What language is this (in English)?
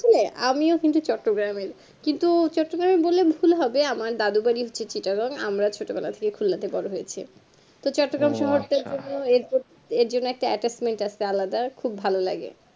Bangla